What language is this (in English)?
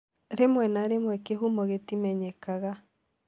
Kikuyu